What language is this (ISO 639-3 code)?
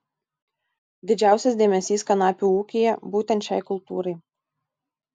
lit